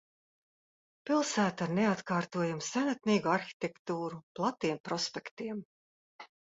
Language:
Latvian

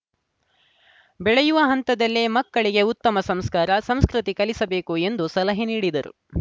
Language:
Kannada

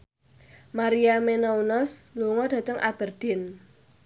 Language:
Javanese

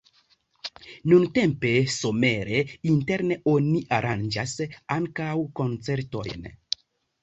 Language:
Esperanto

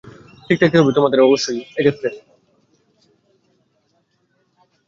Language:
Bangla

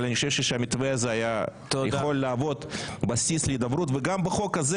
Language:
Hebrew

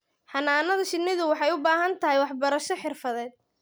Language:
Somali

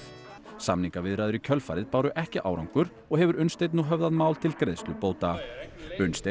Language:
Icelandic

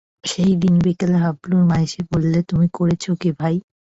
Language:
Bangla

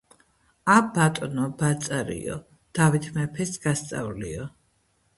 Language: Georgian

